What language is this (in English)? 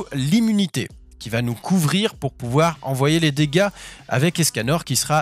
French